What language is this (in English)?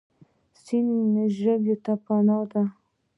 Pashto